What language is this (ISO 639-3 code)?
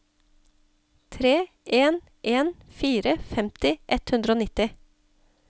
nor